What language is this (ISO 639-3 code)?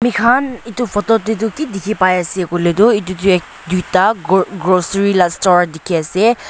nag